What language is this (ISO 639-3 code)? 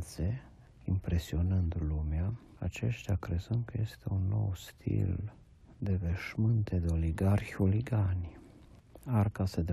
ron